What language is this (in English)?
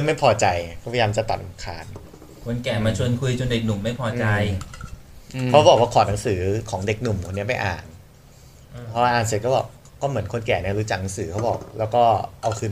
Thai